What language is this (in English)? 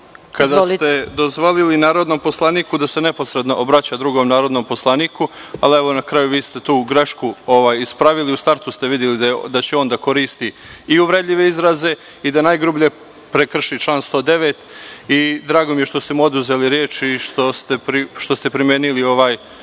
Serbian